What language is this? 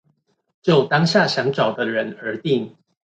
Chinese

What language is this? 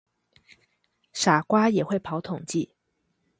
Chinese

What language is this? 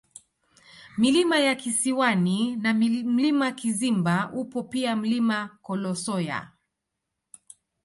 Swahili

